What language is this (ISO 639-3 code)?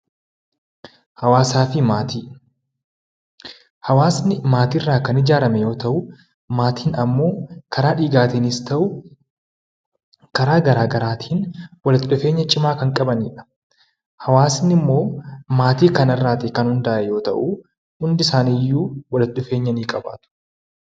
orm